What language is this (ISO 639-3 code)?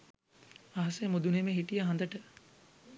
sin